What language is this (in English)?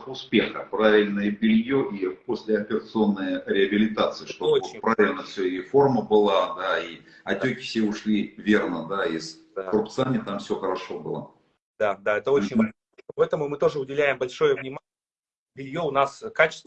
Russian